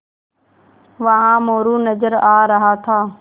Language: Hindi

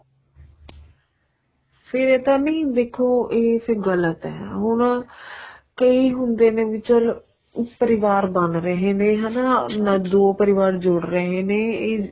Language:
Punjabi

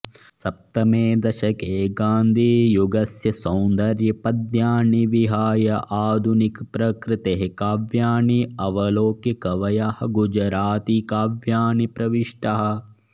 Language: Sanskrit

